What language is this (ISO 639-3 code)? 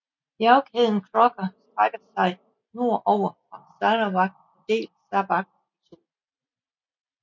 dan